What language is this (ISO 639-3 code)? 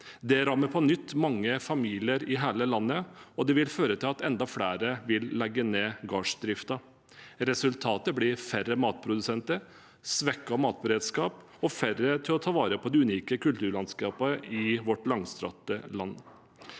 nor